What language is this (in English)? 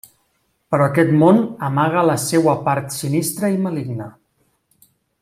Catalan